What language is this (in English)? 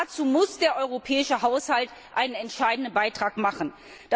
German